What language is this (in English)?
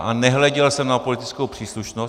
Czech